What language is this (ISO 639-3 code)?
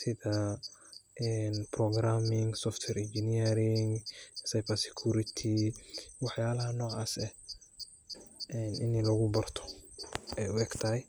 som